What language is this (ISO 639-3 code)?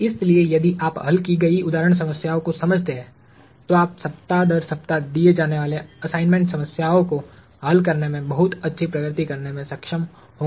hin